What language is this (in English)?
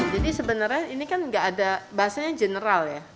Indonesian